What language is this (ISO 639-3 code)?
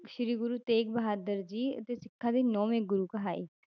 pan